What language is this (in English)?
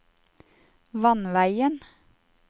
Norwegian